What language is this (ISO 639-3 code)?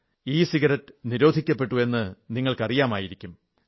mal